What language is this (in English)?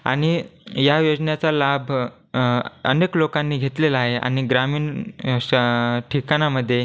Marathi